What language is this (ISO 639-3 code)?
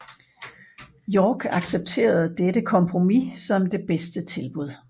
dan